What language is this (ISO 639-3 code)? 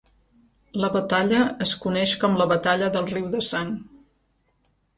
cat